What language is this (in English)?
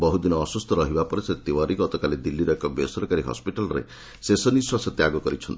Odia